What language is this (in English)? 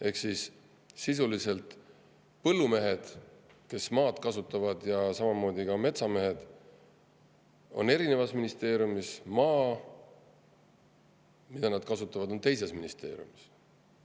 Estonian